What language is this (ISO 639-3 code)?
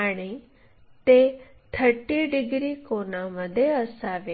mar